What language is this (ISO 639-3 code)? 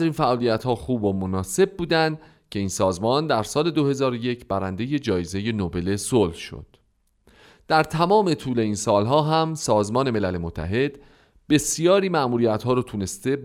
fas